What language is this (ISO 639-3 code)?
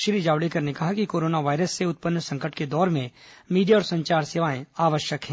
hin